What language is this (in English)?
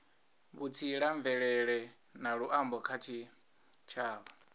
Venda